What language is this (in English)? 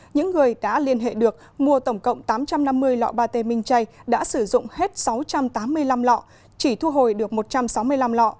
Vietnamese